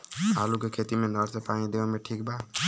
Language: Bhojpuri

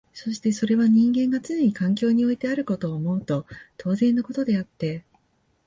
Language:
Japanese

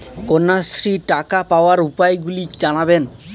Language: Bangla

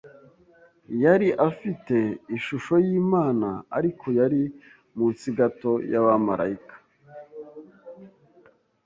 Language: Kinyarwanda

